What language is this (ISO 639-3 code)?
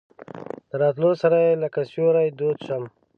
pus